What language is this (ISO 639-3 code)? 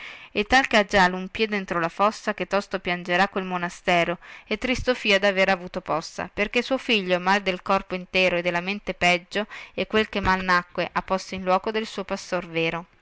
ita